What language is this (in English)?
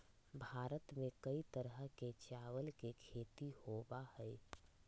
Magahi